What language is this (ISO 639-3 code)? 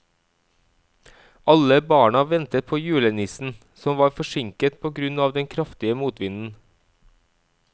nor